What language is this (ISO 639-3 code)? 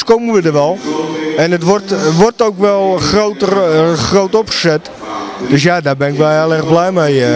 nld